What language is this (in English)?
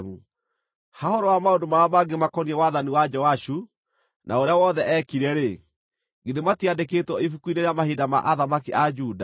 Kikuyu